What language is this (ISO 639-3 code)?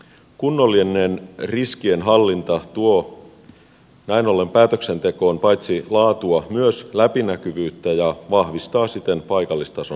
fin